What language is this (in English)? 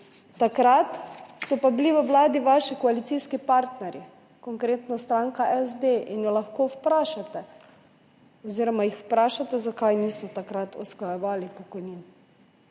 Slovenian